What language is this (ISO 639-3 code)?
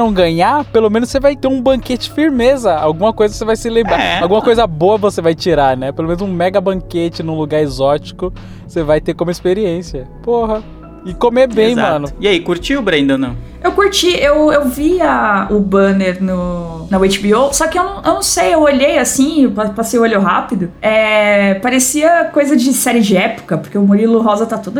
por